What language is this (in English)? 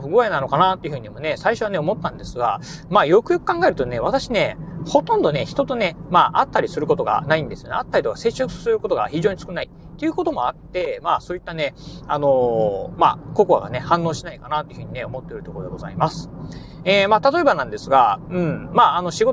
Japanese